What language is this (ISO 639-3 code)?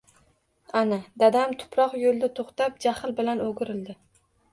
uzb